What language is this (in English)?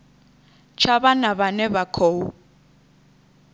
Venda